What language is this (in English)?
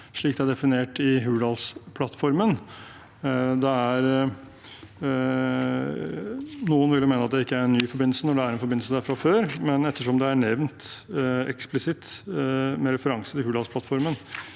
Norwegian